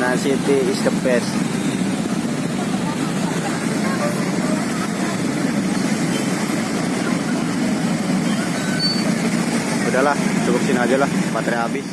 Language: Indonesian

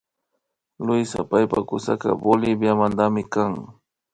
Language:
Imbabura Highland Quichua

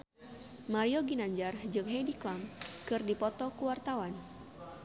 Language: Sundanese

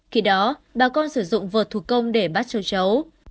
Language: Vietnamese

